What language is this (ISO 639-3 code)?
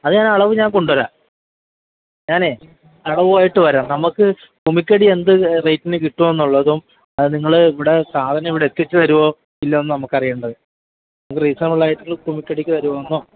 mal